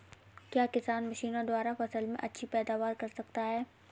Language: Hindi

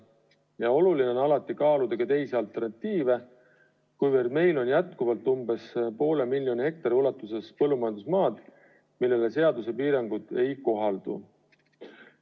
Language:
Estonian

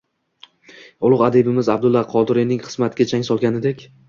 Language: Uzbek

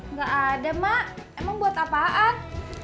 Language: Indonesian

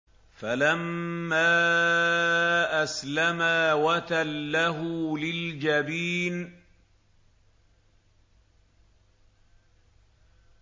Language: Arabic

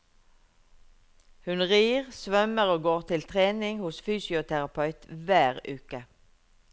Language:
Norwegian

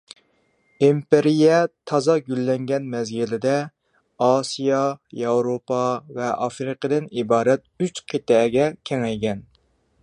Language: Uyghur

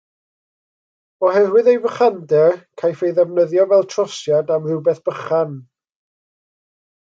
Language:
Welsh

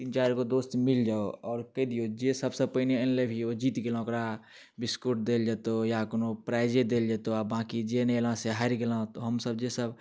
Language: Maithili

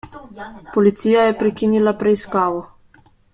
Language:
Slovenian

